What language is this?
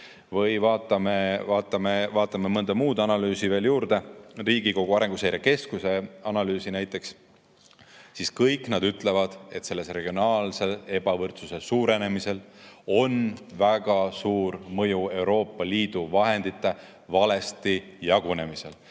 Estonian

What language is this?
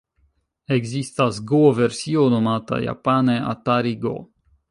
Esperanto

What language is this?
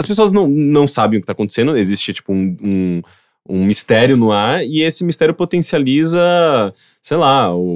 Portuguese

